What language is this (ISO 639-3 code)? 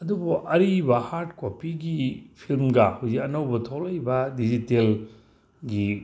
mni